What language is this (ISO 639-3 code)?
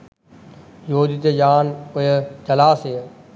sin